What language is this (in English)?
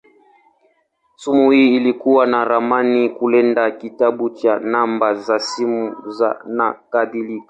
Swahili